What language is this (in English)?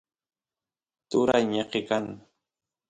Santiago del Estero Quichua